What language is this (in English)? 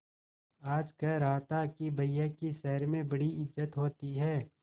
Hindi